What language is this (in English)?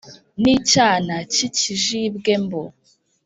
Kinyarwanda